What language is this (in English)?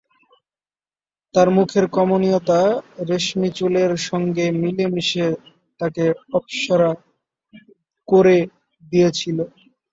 Bangla